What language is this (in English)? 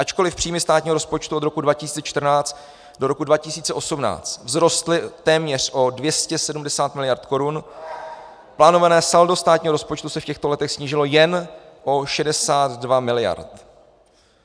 Czech